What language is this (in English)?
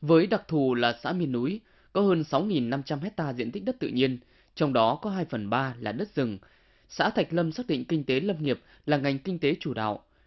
Vietnamese